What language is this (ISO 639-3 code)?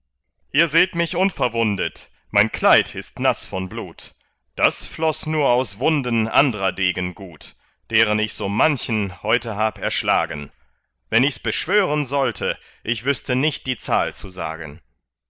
deu